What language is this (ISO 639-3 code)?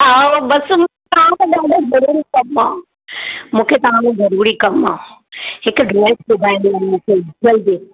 snd